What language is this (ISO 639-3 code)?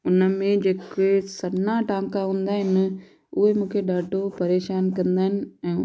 snd